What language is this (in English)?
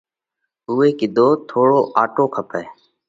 Parkari Koli